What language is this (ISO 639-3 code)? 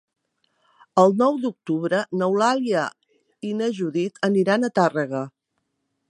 cat